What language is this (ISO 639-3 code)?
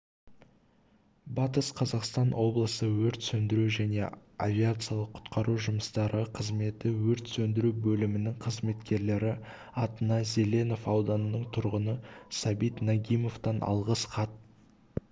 kaz